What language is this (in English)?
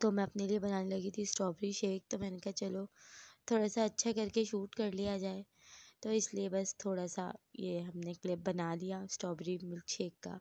Hindi